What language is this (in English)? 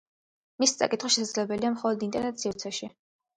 Georgian